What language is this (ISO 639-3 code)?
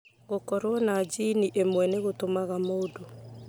kik